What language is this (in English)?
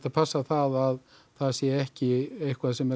Icelandic